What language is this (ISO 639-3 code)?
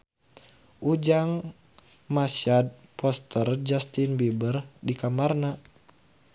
sun